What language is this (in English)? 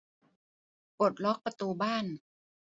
Thai